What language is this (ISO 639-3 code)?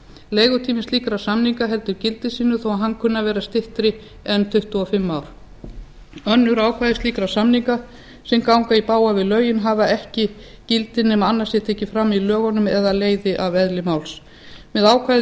isl